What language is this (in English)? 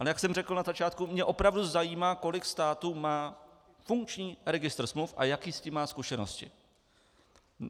Czech